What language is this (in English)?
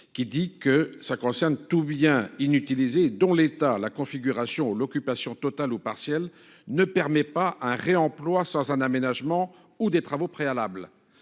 French